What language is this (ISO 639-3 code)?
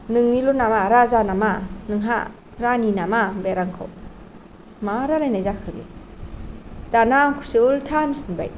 brx